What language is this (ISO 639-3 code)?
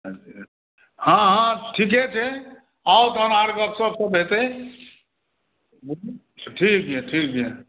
mai